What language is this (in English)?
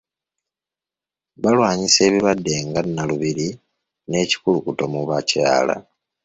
Ganda